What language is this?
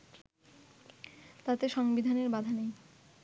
Bangla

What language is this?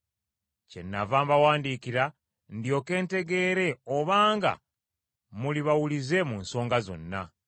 Ganda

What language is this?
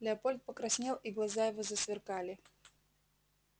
Russian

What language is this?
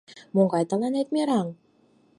Mari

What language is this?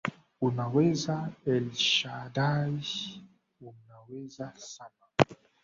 Swahili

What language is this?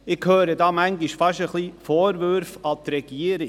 Swiss German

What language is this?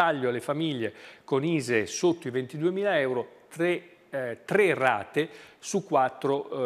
Italian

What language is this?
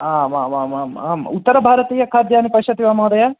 Sanskrit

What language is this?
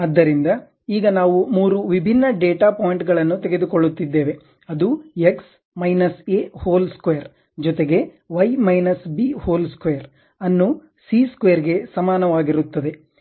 Kannada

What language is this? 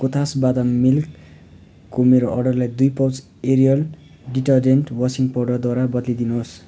Nepali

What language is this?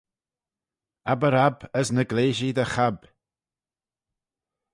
Manx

